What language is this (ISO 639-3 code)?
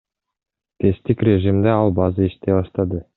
kir